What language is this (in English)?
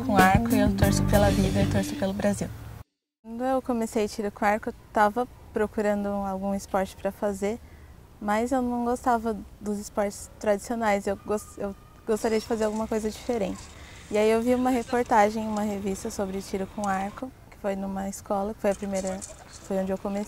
Portuguese